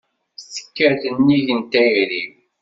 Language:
Kabyle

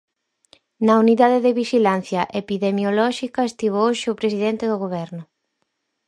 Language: Galician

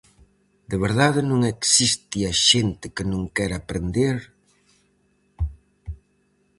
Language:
Galician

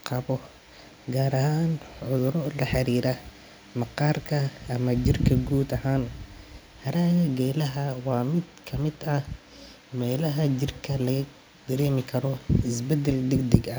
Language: Somali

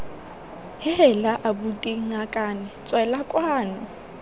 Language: Tswana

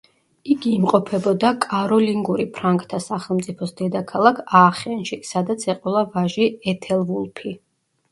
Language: Georgian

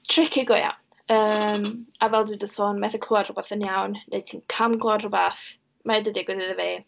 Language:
Welsh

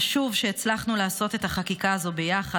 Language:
Hebrew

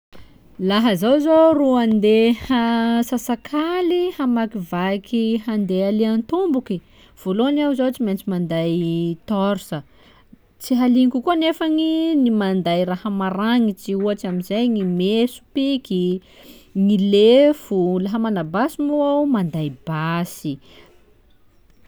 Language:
Sakalava Malagasy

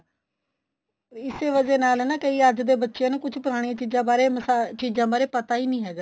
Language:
Punjabi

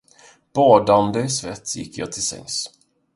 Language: Swedish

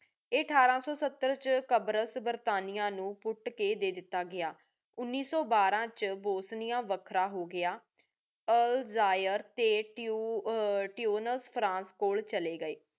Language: Punjabi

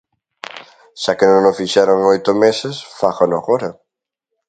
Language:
Galician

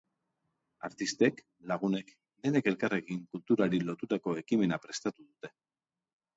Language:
Basque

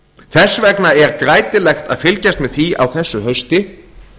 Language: Icelandic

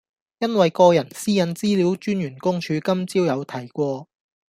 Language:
Cantonese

